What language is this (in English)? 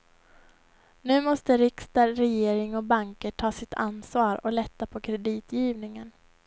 Swedish